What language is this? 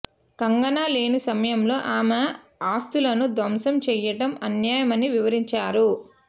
Telugu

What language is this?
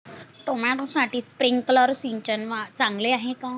Marathi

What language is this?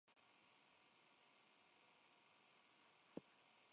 Spanish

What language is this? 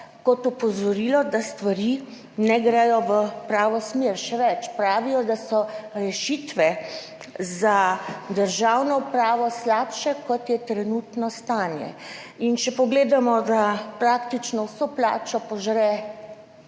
Slovenian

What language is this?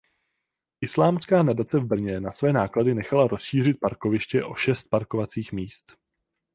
Czech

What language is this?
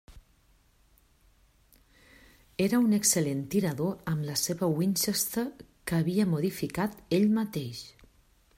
Catalan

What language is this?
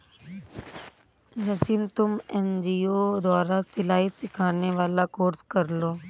Hindi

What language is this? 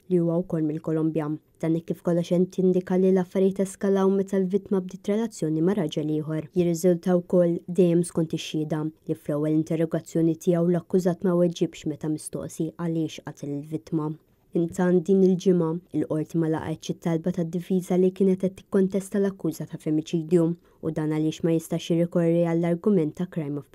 Arabic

